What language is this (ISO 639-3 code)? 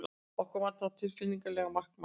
isl